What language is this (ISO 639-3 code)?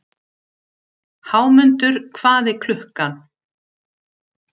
isl